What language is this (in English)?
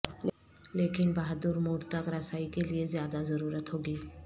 Urdu